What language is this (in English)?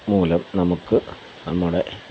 Malayalam